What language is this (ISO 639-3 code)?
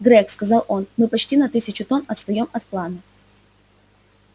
rus